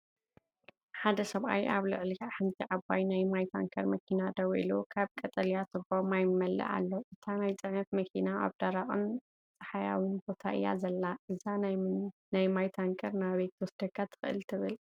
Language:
Tigrinya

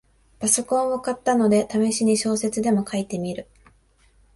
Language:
Japanese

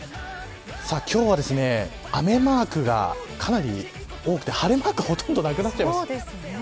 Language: Japanese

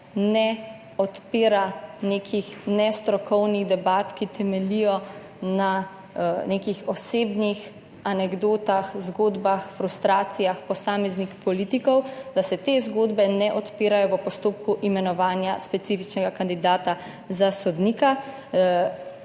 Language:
Slovenian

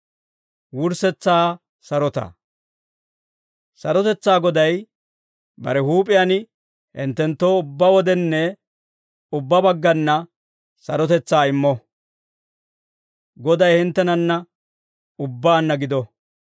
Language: Dawro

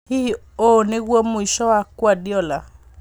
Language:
Kikuyu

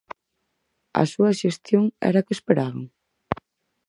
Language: Galician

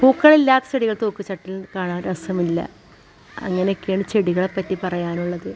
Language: Malayalam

